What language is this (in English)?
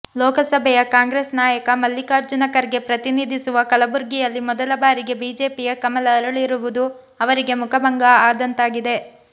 Kannada